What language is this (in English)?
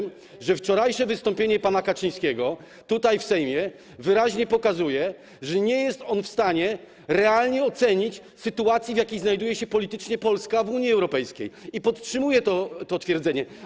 Polish